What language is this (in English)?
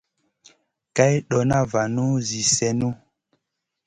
Masana